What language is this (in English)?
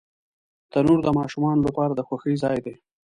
Pashto